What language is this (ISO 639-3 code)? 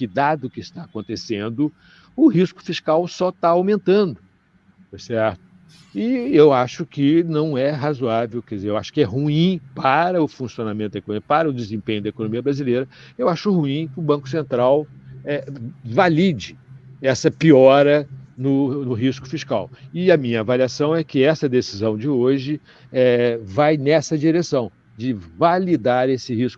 por